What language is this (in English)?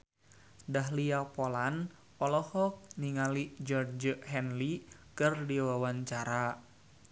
Sundanese